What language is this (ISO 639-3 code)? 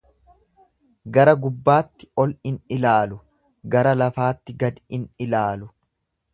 orm